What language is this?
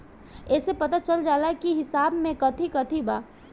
Bhojpuri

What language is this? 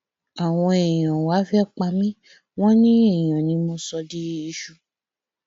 Yoruba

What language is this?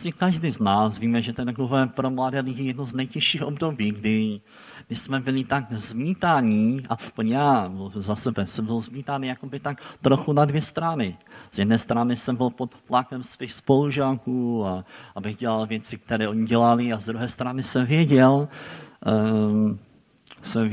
Czech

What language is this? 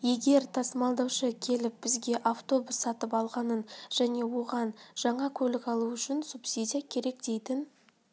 Kazakh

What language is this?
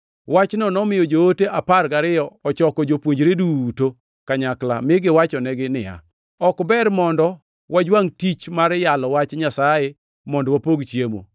Luo (Kenya and Tanzania)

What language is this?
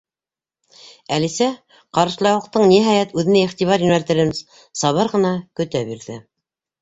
Bashkir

